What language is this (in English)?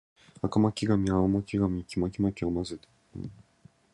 Japanese